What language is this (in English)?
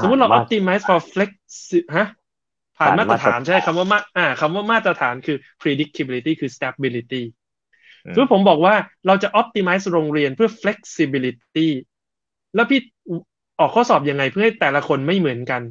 Thai